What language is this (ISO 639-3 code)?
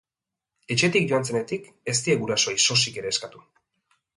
eus